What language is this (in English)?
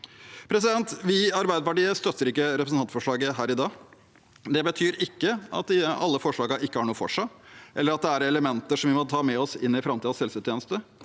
Norwegian